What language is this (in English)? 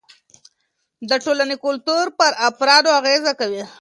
Pashto